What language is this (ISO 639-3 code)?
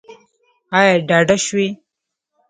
pus